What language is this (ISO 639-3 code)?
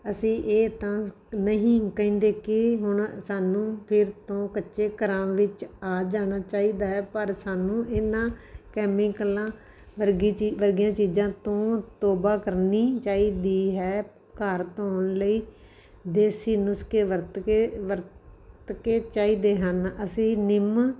pan